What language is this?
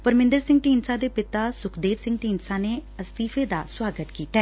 Punjabi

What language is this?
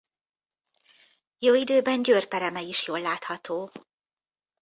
Hungarian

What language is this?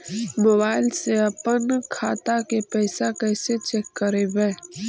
Magahi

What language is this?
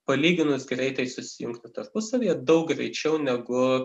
Lithuanian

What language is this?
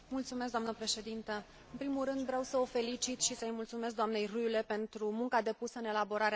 Romanian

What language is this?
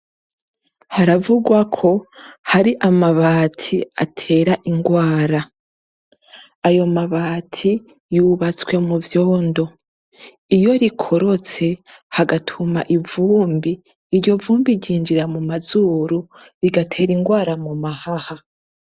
Rundi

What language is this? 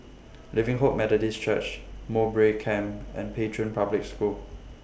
English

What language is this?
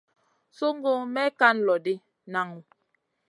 Masana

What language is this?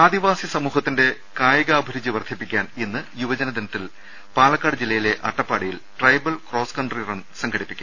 Malayalam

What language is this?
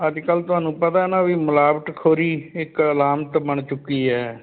Punjabi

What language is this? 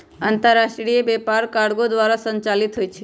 Magahi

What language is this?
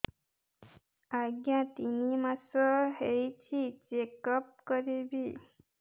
Odia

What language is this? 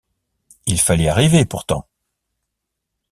French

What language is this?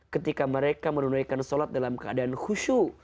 Indonesian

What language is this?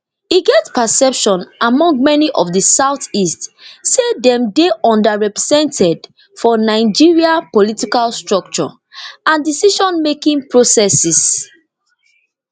Nigerian Pidgin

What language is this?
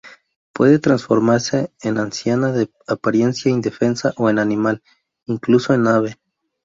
Spanish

